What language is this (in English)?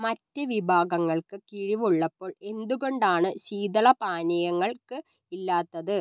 Malayalam